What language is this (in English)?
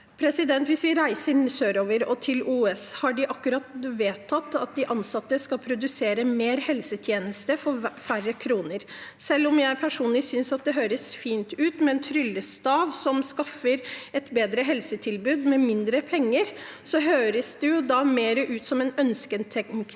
Norwegian